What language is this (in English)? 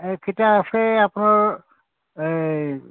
Assamese